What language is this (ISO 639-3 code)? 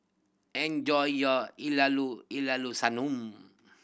eng